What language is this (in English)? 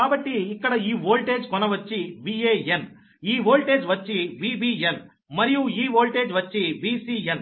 Telugu